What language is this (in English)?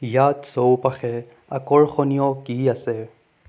Assamese